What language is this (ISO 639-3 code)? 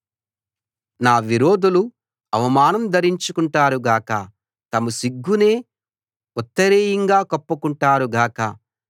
tel